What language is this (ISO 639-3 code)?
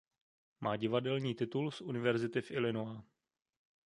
ces